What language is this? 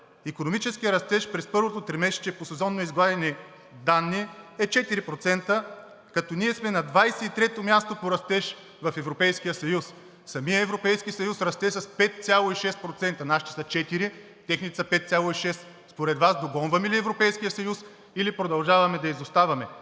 Bulgarian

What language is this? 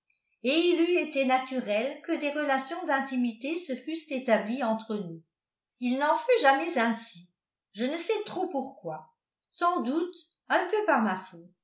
French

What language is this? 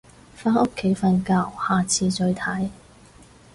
Cantonese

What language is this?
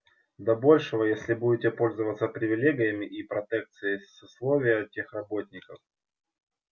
Russian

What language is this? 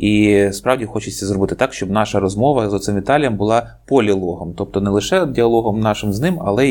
Ukrainian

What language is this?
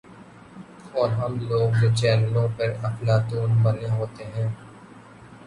Urdu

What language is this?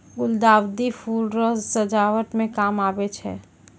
Maithili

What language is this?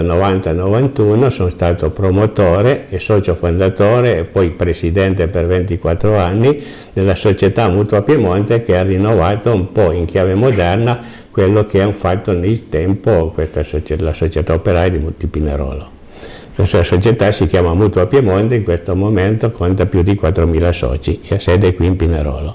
Italian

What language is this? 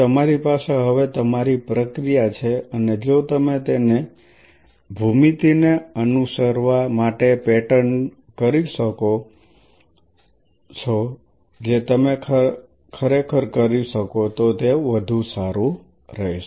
Gujarati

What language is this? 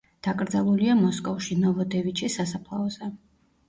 Georgian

